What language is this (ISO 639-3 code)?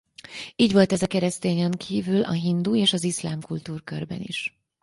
hun